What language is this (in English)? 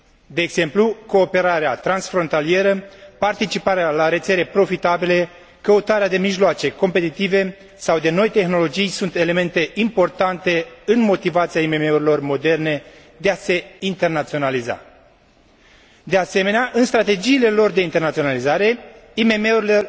Romanian